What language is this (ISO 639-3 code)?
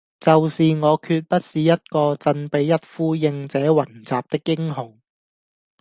yue